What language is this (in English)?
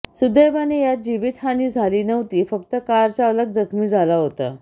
Marathi